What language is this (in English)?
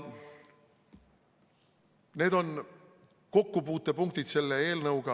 Estonian